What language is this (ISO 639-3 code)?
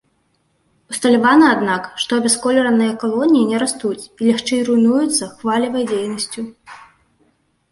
bel